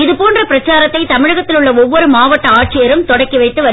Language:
Tamil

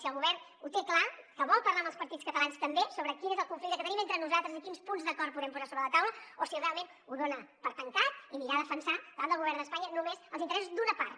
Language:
Catalan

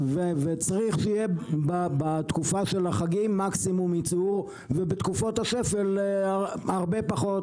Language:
Hebrew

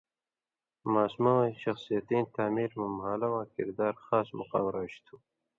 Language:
Indus Kohistani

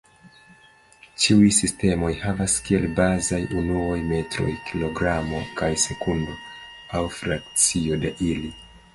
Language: Esperanto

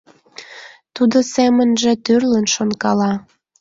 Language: Mari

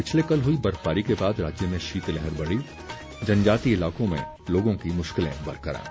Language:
Hindi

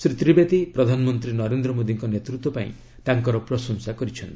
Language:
Odia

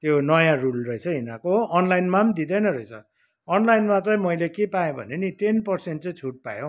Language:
Nepali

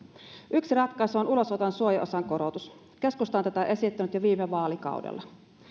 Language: Finnish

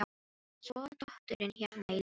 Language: Icelandic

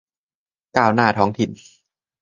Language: Thai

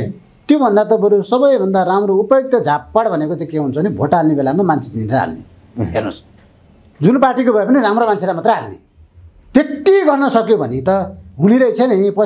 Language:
Indonesian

